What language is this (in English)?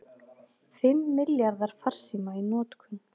Icelandic